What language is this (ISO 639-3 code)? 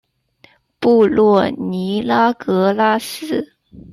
zho